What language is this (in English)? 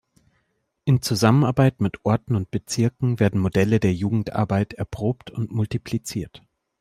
German